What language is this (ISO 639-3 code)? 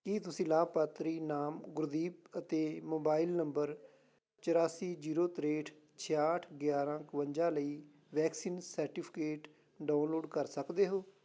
pan